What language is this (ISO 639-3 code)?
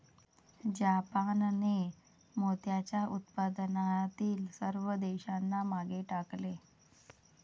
mar